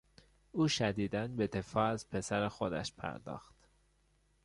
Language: Persian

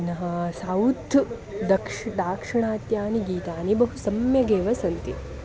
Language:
Sanskrit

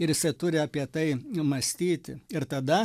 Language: Lithuanian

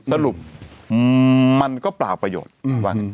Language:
Thai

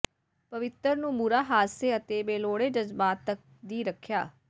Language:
Punjabi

